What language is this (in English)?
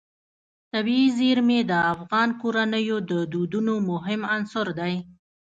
Pashto